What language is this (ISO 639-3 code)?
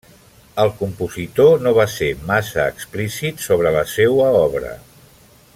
cat